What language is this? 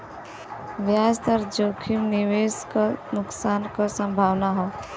Bhojpuri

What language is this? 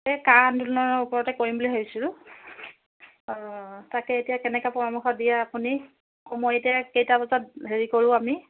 Assamese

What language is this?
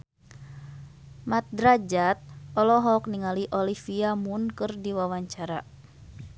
Sundanese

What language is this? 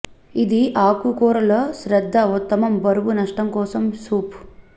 Telugu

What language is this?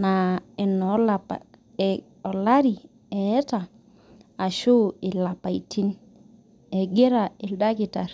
Masai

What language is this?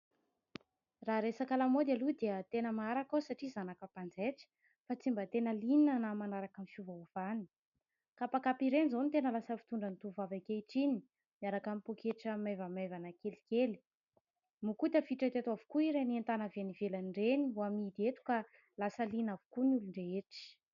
Malagasy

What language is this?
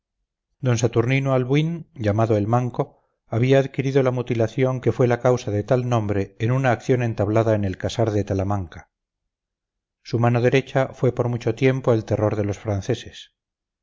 Spanish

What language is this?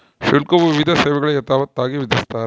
Kannada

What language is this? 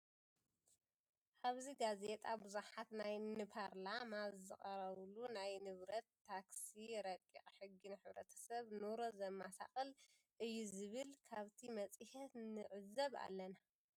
Tigrinya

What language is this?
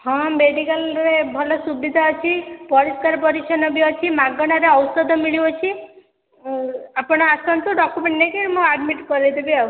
Odia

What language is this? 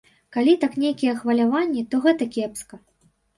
Belarusian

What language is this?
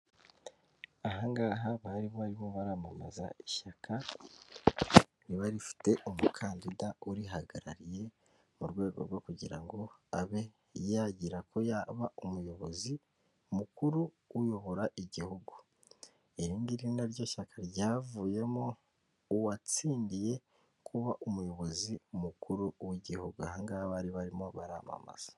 Kinyarwanda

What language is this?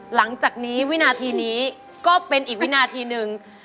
Thai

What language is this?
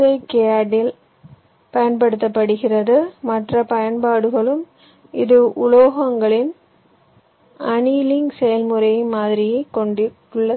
Tamil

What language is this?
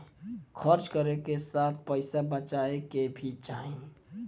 Bhojpuri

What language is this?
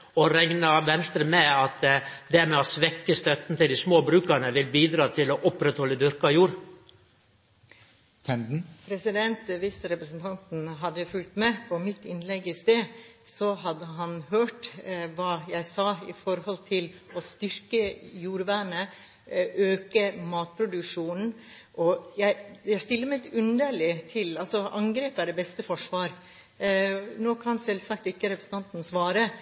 Norwegian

